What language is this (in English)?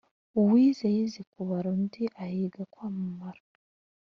Kinyarwanda